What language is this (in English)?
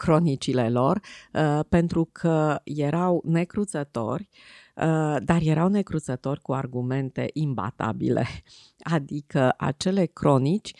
Romanian